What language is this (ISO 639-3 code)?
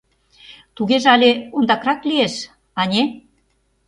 chm